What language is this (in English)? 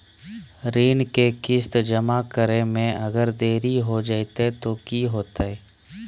Magahi